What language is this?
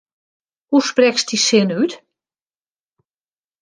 Western Frisian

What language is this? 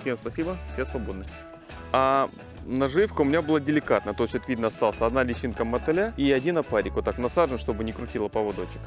Russian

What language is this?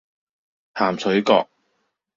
Cantonese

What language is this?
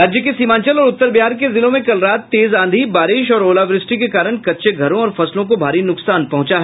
Hindi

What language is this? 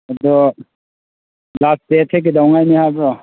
Manipuri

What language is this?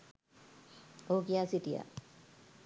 Sinhala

